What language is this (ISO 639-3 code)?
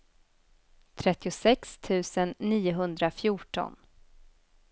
swe